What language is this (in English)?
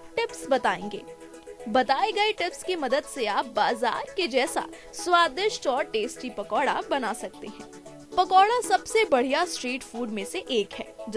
Hindi